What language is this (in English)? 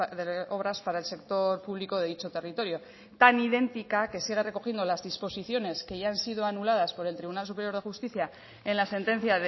Spanish